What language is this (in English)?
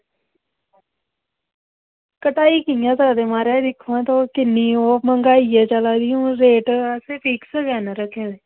Dogri